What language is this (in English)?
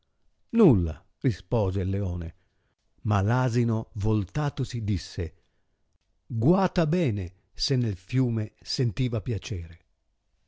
Italian